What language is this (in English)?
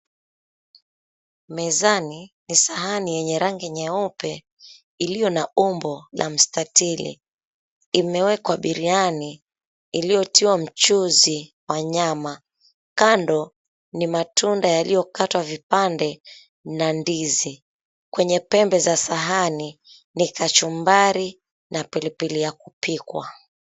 Swahili